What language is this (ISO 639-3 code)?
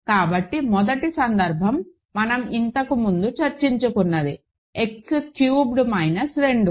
tel